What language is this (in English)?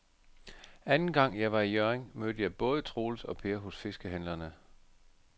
Danish